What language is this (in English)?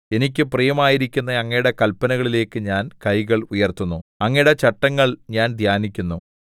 Malayalam